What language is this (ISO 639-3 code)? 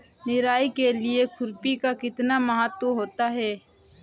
hin